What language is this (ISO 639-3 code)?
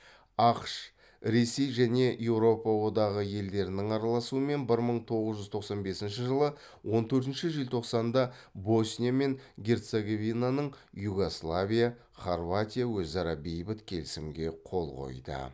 kaz